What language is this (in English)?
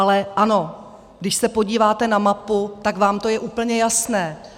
Czech